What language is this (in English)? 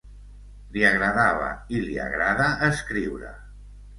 Catalan